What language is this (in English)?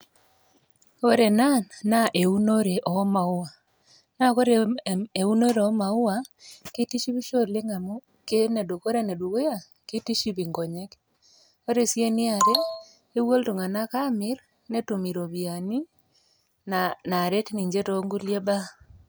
Masai